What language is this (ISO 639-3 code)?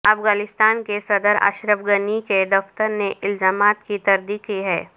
urd